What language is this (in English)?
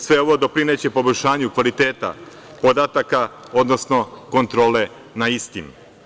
Serbian